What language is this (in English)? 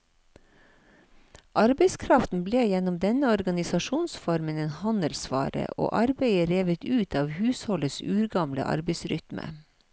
Norwegian